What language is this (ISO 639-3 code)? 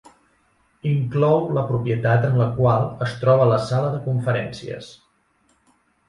cat